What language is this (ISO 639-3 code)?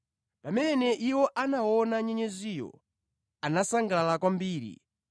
nya